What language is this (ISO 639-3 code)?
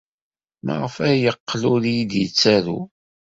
kab